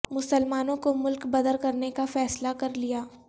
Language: Urdu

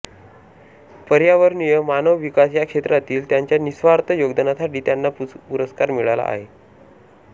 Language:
Marathi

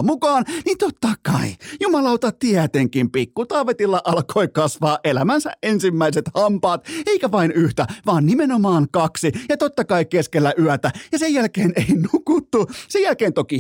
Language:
Finnish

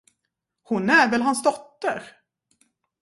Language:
Swedish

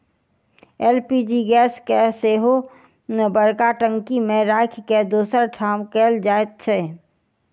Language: Maithili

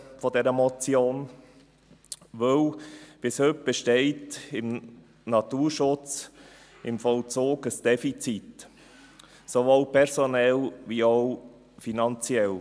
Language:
Swiss German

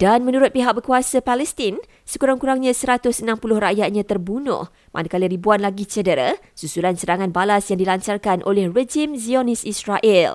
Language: Malay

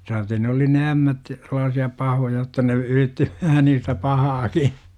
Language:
Finnish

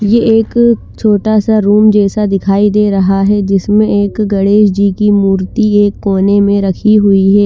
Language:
Hindi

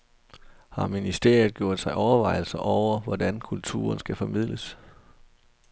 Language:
Danish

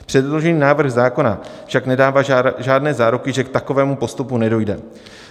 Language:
Czech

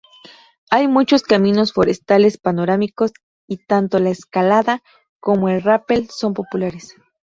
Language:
Spanish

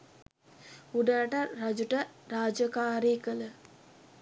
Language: Sinhala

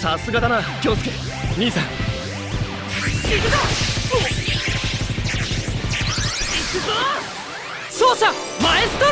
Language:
Japanese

